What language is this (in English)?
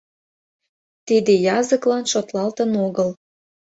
Mari